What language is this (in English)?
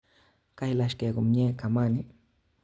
Kalenjin